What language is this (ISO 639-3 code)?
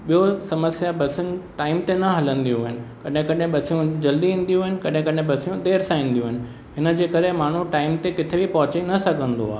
snd